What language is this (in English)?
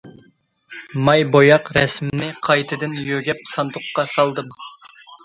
Uyghur